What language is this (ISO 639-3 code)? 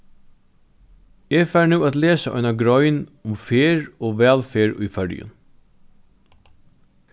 fao